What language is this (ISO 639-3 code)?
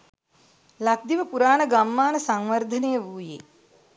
sin